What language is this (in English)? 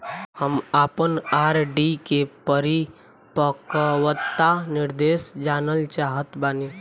Bhojpuri